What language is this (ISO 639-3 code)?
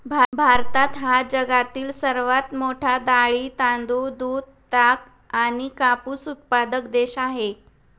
mar